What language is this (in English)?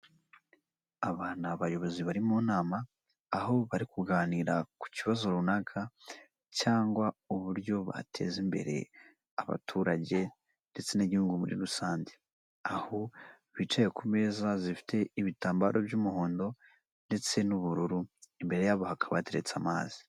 Kinyarwanda